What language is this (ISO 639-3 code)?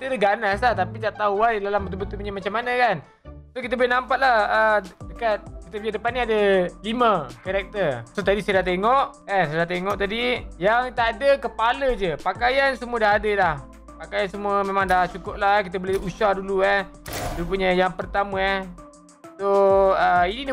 msa